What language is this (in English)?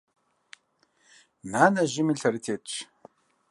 Kabardian